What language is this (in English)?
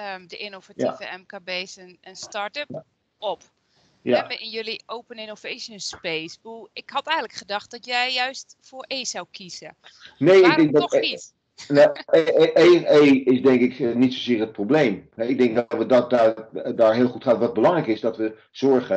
Dutch